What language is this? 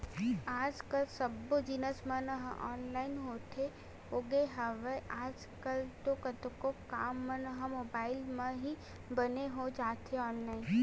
Chhattisgarhi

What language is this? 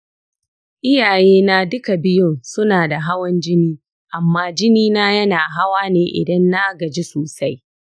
Hausa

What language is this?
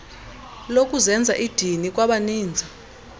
Xhosa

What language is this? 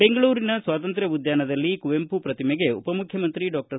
Kannada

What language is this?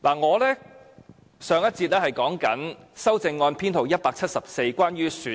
Cantonese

